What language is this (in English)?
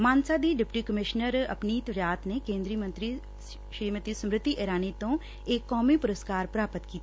Punjabi